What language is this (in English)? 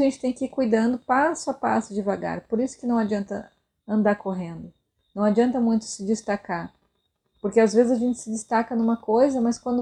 Portuguese